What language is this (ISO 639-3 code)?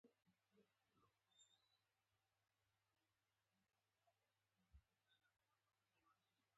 pus